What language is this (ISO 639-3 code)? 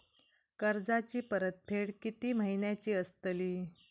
mar